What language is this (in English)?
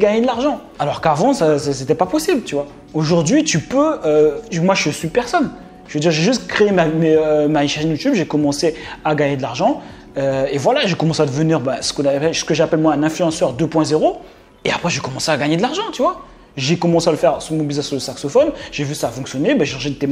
French